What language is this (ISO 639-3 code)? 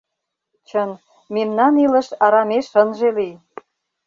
chm